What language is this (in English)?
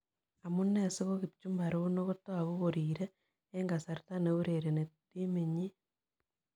Kalenjin